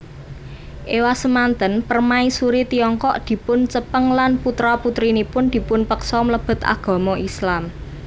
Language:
Javanese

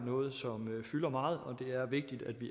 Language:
Danish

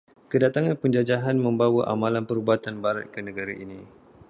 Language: Malay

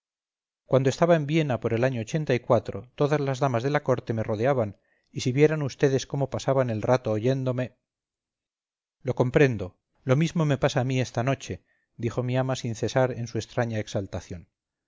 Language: Spanish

